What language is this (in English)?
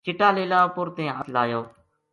Gujari